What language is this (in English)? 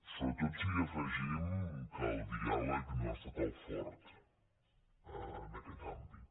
Catalan